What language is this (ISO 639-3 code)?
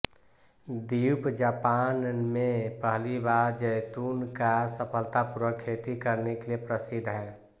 hin